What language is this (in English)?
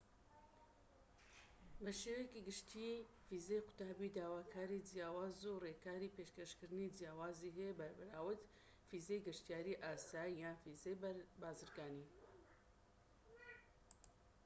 Central Kurdish